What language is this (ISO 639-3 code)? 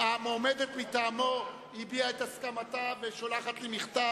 heb